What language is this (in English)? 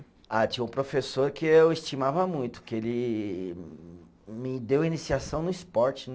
Portuguese